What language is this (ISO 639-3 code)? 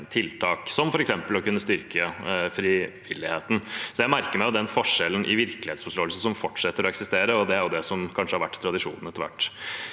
nor